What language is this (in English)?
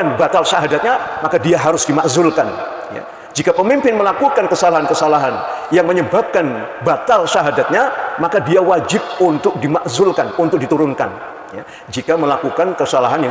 Indonesian